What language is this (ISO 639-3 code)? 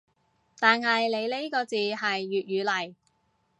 yue